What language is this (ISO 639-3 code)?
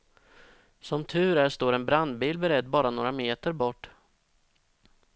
swe